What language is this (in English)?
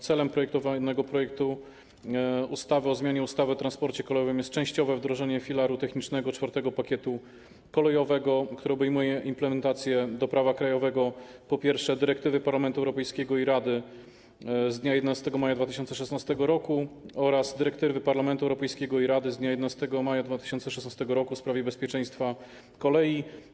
Polish